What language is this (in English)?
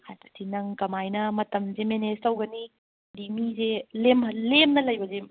Manipuri